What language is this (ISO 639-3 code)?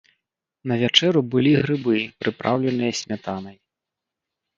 bel